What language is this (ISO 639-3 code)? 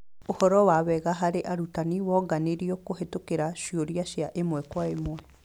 kik